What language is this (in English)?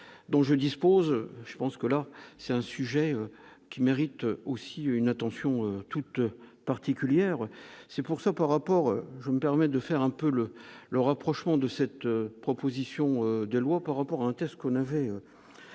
French